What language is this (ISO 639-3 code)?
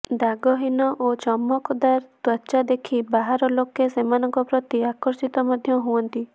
ori